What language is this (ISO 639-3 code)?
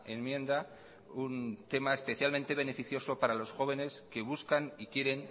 spa